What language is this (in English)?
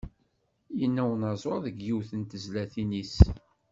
Kabyle